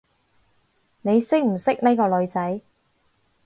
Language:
Cantonese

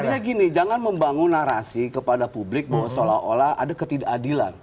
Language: Indonesian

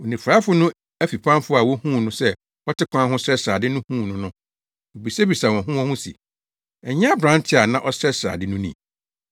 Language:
Akan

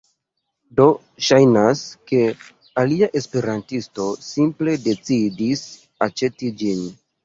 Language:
Esperanto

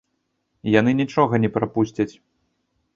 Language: Belarusian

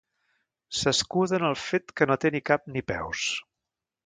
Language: Catalan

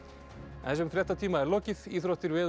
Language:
Icelandic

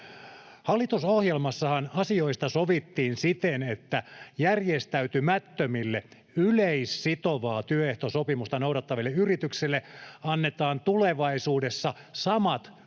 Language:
Finnish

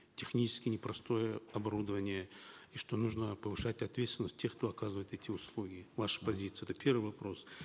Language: Kazakh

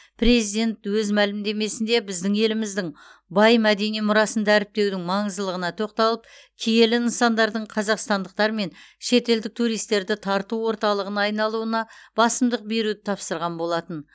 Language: Kazakh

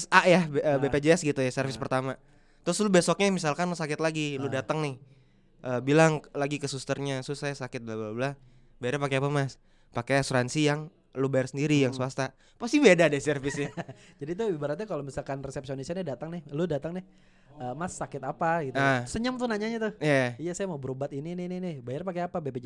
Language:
Indonesian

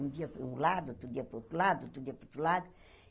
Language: Portuguese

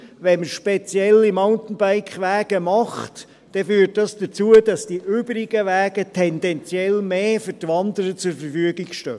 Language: Swiss German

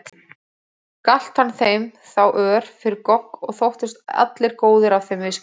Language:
Icelandic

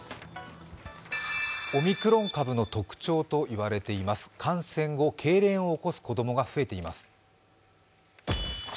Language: Japanese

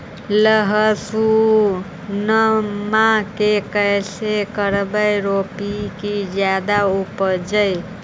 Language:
Magahi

